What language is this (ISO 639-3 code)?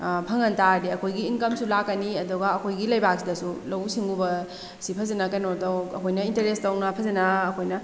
mni